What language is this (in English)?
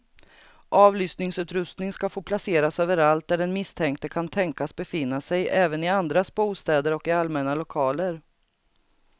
Swedish